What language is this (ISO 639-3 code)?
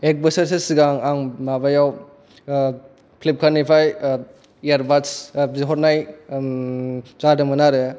brx